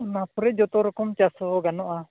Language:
Santali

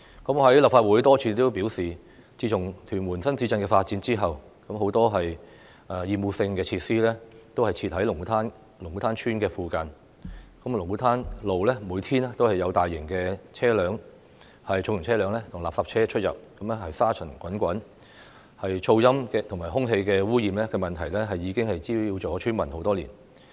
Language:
Cantonese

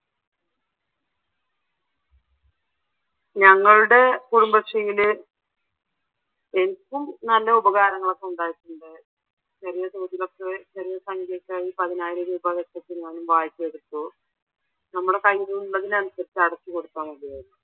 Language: Malayalam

